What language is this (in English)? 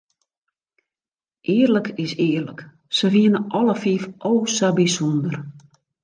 Western Frisian